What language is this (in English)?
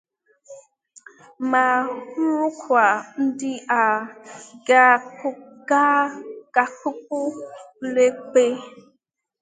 Igbo